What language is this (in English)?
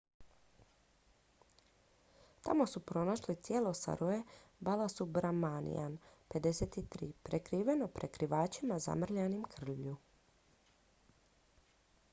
Croatian